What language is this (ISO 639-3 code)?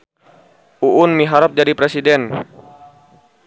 sun